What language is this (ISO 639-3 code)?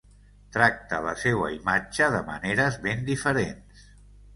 cat